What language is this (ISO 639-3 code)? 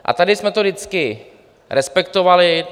ces